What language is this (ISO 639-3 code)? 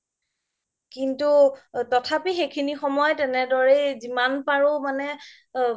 asm